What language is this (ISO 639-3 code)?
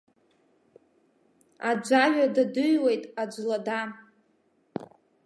abk